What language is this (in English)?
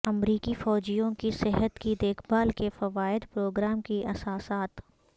Urdu